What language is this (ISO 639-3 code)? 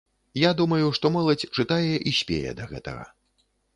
bel